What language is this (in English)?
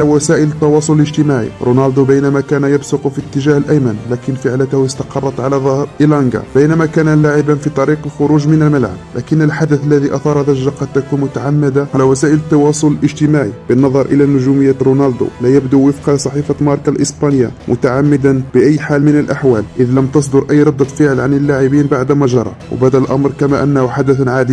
Arabic